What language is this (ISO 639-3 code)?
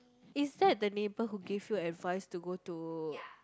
eng